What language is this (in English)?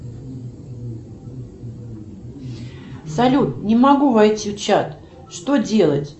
Russian